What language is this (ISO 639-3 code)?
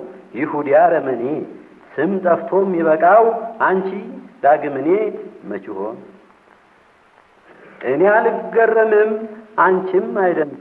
amh